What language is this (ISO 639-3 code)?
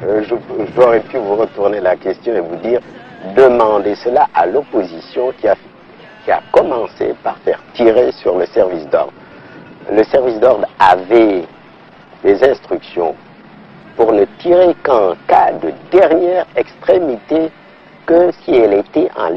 fra